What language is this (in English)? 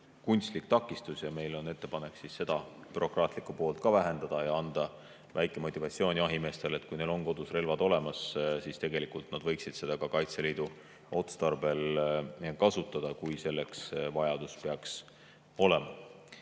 Estonian